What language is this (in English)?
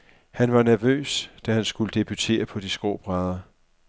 Danish